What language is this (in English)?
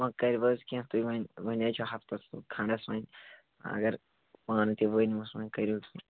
Kashmiri